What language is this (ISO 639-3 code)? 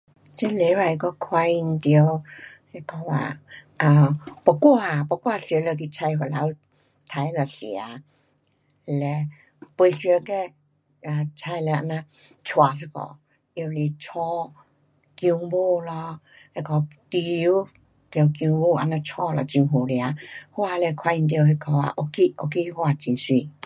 cpx